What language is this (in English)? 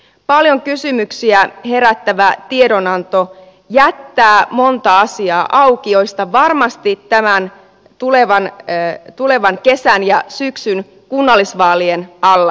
Finnish